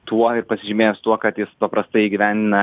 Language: Lithuanian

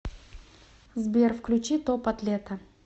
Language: Russian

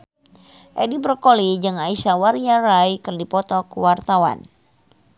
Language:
Sundanese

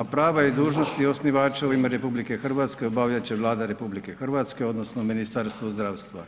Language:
Croatian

